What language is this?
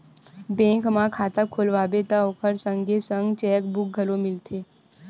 Chhattisgarhi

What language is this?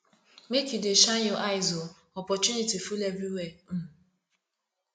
Nigerian Pidgin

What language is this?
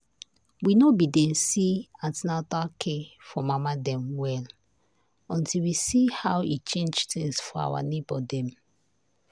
Nigerian Pidgin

